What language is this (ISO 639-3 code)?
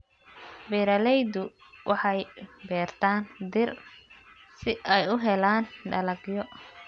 som